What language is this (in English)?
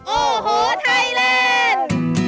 Thai